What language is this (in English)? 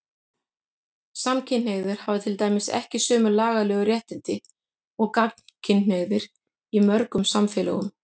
Icelandic